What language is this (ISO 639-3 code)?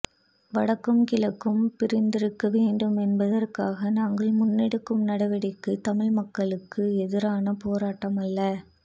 tam